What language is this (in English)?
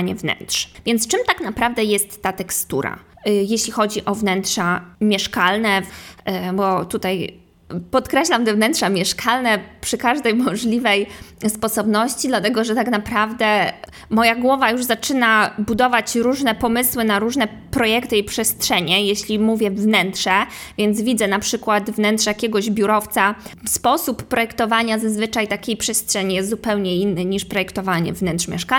Polish